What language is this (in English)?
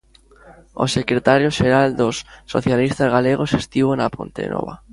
Galician